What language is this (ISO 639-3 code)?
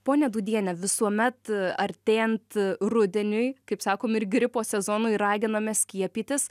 lit